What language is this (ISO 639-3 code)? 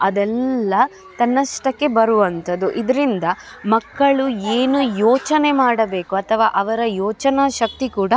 kan